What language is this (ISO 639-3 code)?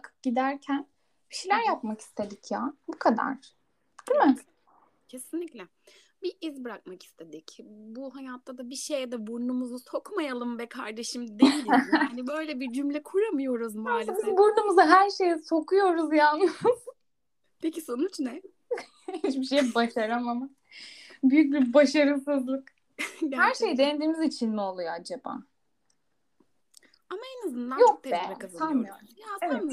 tur